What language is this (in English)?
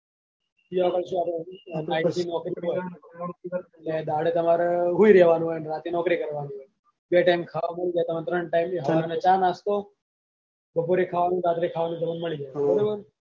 Gujarati